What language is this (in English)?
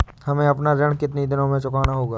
Hindi